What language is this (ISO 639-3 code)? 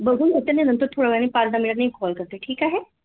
mar